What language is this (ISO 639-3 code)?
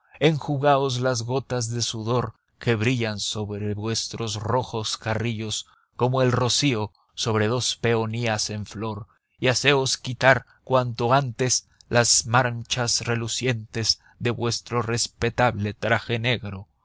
spa